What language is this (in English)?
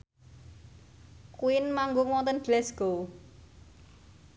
Javanese